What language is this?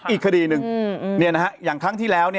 Thai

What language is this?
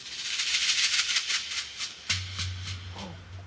Japanese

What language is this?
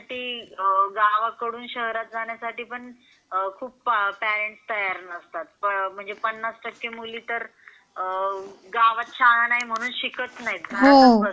Marathi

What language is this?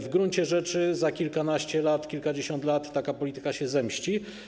Polish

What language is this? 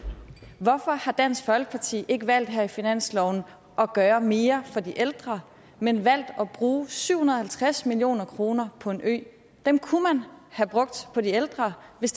Danish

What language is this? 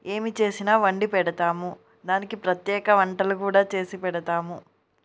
Telugu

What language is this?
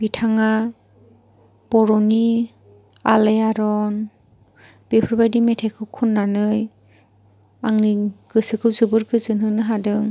Bodo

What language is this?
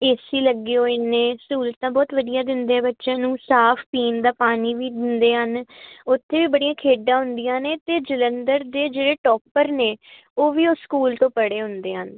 Punjabi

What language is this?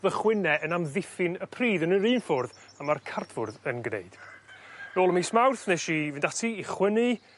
Welsh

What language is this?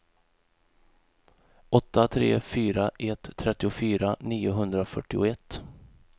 Swedish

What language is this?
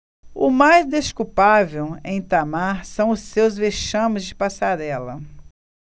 Portuguese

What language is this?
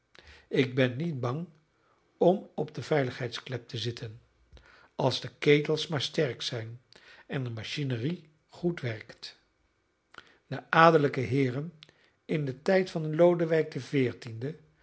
Dutch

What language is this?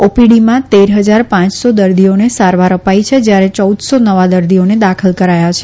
Gujarati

